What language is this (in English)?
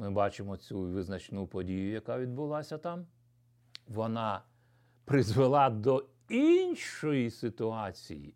Ukrainian